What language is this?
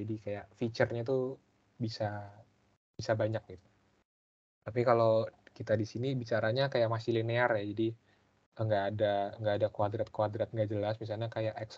Indonesian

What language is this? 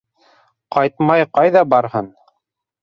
Bashkir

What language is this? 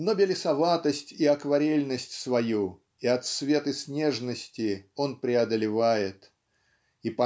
Russian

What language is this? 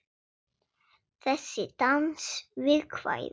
Icelandic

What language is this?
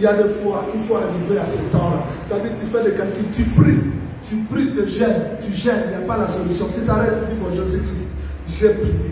French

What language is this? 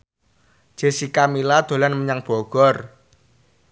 Javanese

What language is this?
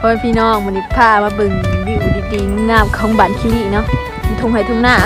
Thai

